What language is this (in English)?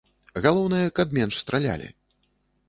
Belarusian